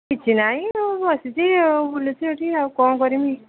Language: Odia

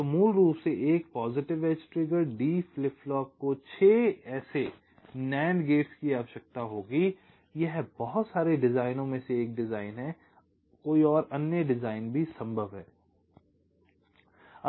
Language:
Hindi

